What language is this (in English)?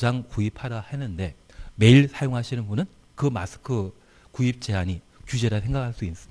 Korean